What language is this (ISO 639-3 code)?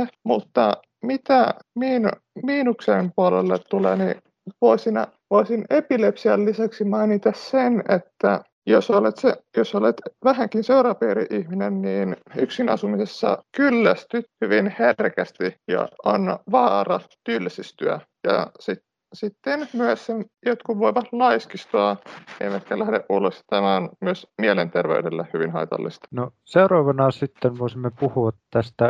fin